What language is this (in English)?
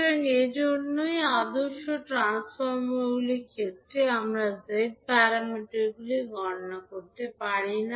Bangla